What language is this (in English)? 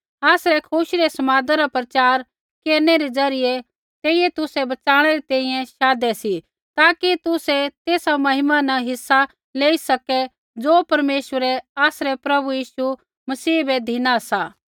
Kullu Pahari